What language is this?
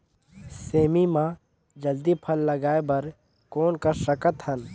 Chhattisgarhi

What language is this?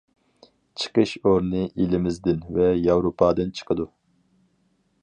Uyghur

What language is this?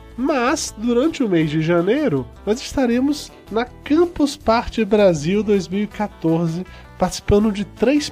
Portuguese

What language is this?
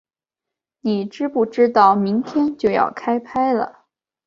Chinese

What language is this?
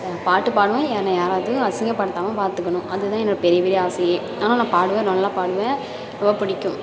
Tamil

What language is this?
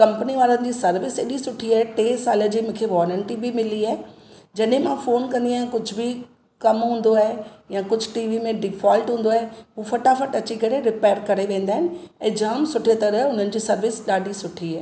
Sindhi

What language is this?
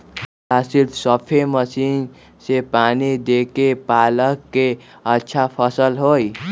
Magahi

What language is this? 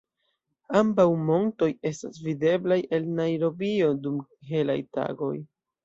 Esperanto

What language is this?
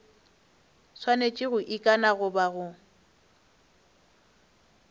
Northern Sotho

